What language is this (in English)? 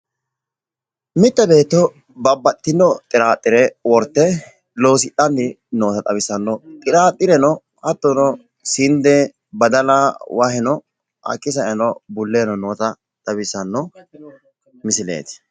Sidamo